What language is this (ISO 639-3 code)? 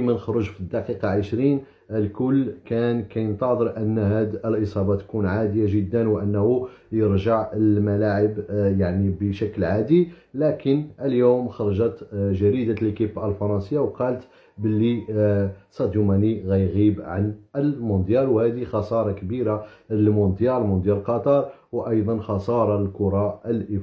ara